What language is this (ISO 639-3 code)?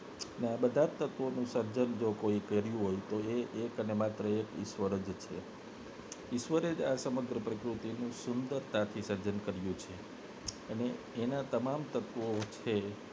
guj